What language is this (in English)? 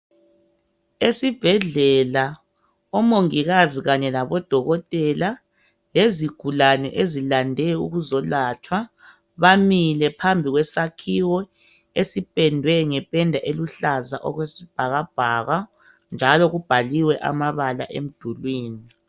North Ndebele